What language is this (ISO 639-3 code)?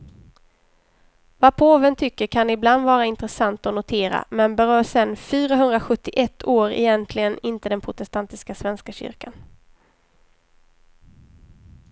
swe